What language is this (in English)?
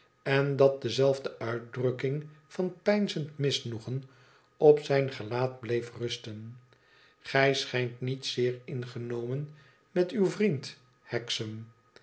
Dutch